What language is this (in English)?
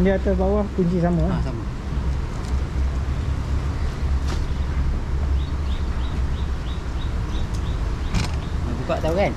Malay